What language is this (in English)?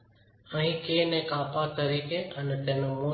Gujarati